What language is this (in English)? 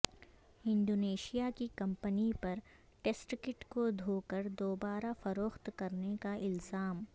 Urdu